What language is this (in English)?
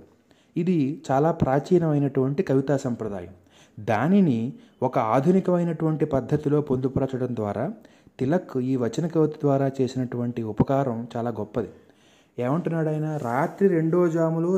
Telugu